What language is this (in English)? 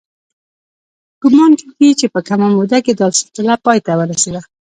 Pashto